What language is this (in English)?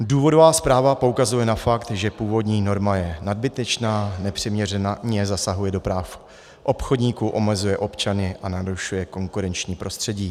Czech